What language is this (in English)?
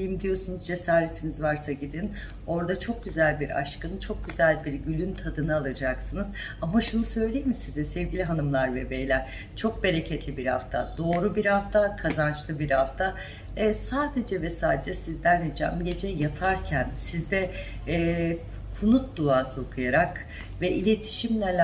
Turkish